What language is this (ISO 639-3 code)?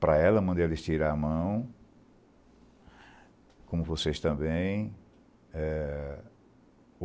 por